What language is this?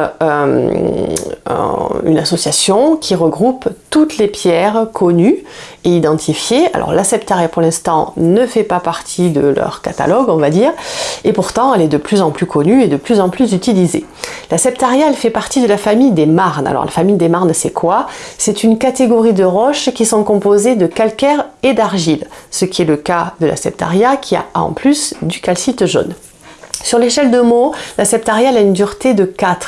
French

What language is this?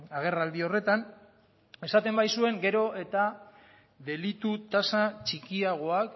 Basque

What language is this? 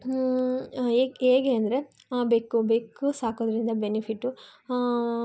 Kannada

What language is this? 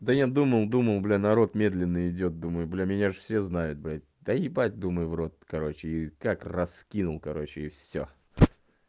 Russian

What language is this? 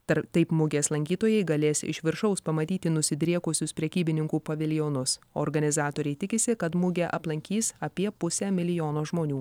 Lithuanian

